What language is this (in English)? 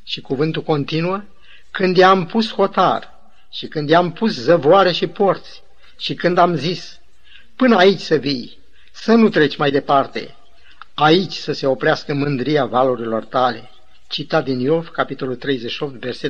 Romanian